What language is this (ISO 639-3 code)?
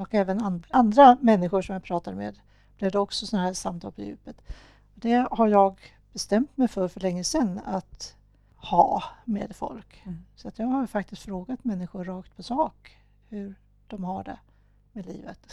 swe